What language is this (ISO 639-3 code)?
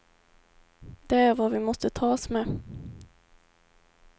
swe